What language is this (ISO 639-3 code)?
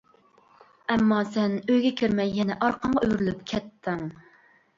uig